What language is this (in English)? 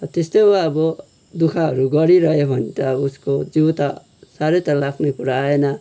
Nepali